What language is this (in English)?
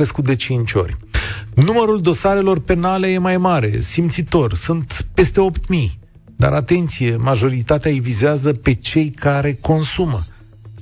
Romanian